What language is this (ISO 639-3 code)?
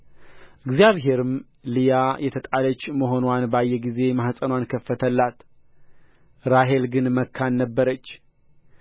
amh